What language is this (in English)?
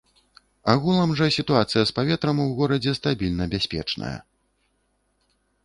Belarusian